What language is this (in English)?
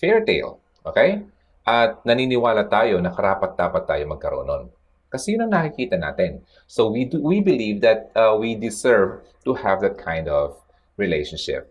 Filipino